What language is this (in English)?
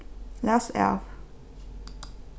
Faroese